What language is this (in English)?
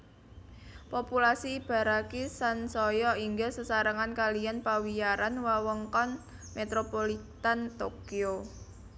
Javanese